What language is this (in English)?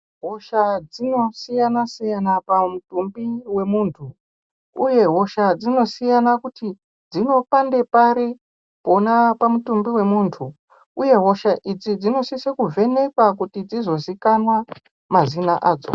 Ndau